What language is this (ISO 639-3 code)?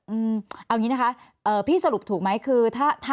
tha